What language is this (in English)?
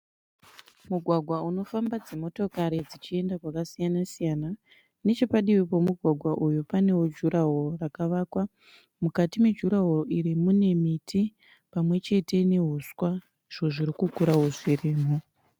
Shona